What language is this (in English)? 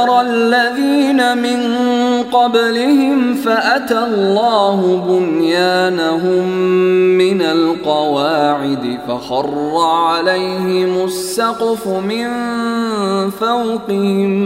Arabic